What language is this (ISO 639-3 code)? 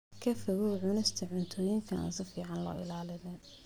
som